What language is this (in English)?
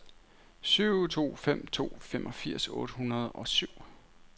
Danish